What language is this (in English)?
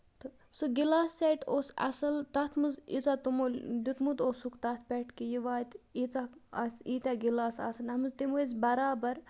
Kashmiri